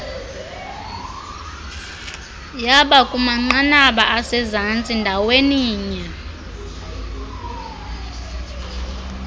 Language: Xhosa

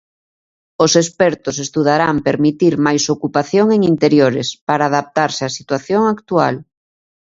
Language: Galician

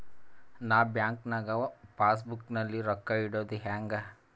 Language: Kannada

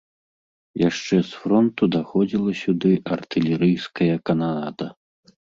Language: Belarusian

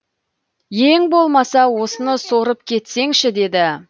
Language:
Kazakh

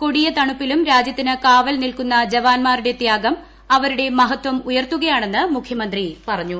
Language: Malayalam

